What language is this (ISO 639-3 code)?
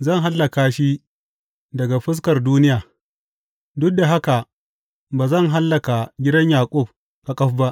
hau